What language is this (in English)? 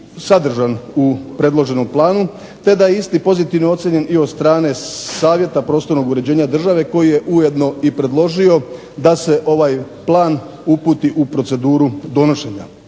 Croatian